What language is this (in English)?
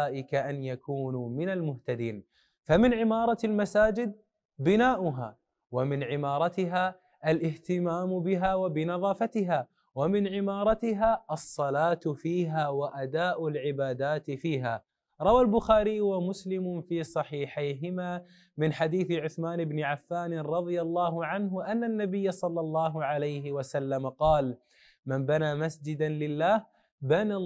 Arabic